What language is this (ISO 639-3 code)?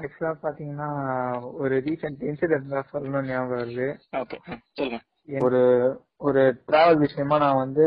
tam